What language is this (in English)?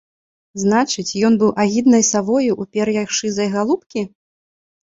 Belarusian